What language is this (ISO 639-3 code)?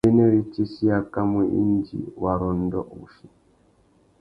bag